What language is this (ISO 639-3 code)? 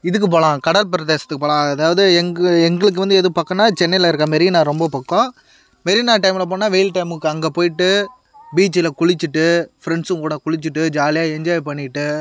tam